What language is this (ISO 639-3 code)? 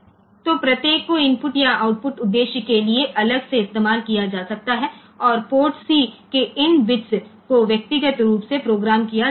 hin